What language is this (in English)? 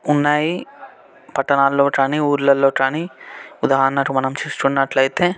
Telugu